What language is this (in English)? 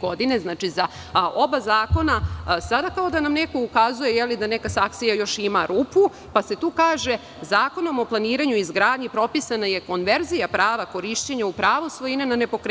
Serbian